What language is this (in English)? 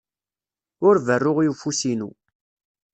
Kabyle